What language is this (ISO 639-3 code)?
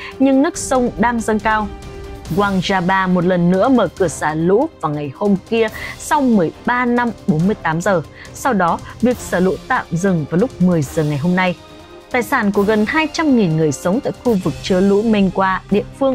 vie